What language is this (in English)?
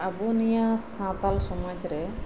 Santali